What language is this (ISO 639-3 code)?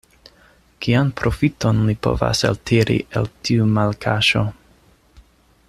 epo